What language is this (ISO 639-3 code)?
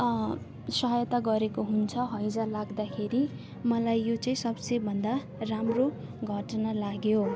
nep